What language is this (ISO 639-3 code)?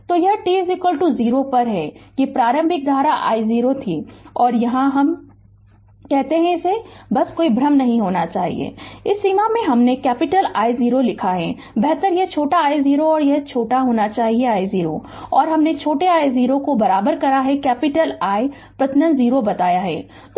hin